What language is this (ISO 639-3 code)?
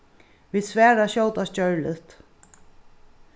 fao